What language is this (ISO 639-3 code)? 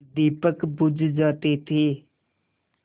hin